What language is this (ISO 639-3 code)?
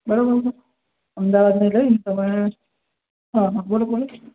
guj